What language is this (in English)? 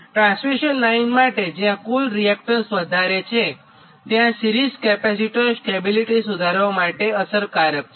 Gujarati